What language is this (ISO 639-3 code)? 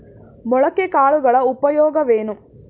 kan